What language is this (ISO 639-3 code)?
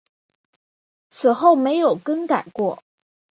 zho